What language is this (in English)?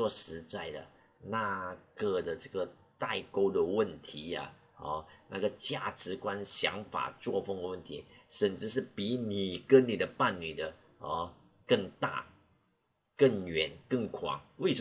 Chinese